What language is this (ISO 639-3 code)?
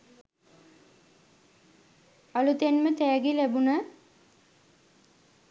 sin